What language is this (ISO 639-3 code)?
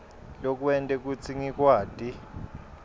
ssw